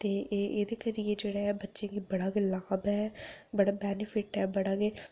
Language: Dogri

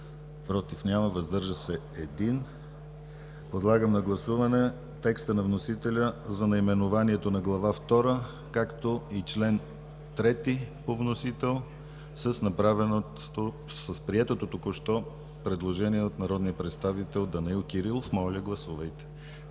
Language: Bulgarian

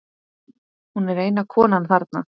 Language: Icelandic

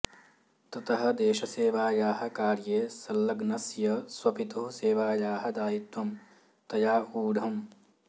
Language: Sanskrit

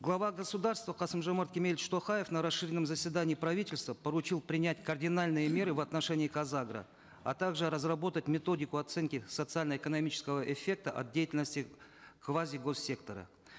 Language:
Kazakh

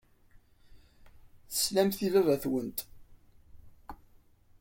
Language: Kabyle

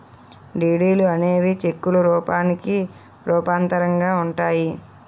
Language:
Telugu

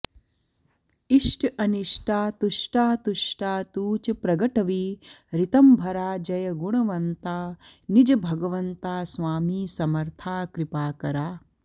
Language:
Sanskrit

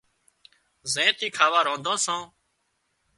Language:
Wadiyara Koli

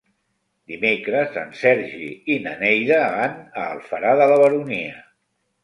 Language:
Catalan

